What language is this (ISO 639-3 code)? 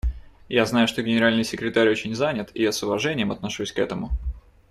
rus